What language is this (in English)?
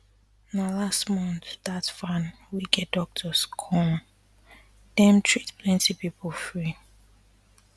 Nigerian Pidgin